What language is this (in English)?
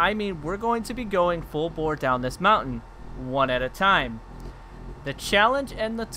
English